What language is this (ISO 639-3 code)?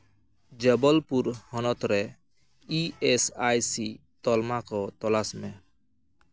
sat